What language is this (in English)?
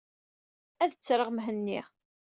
Kabyle